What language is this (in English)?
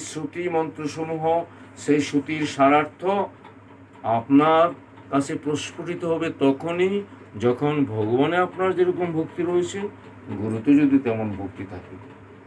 Bangla